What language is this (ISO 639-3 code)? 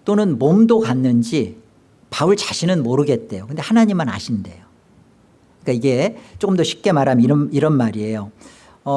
kor